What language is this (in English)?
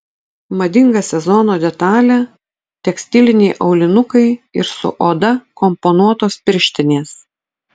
Lithuanian